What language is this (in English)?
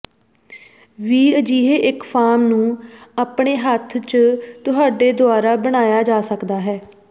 Punjabi